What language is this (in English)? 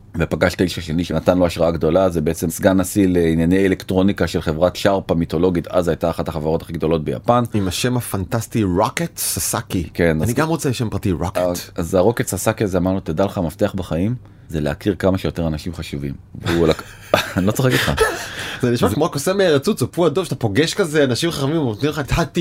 Hebrew